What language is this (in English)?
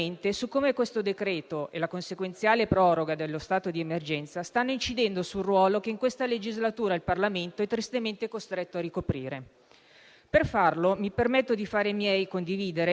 Italian